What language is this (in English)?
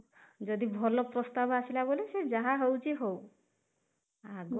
Odia